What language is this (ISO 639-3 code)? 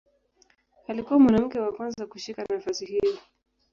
swa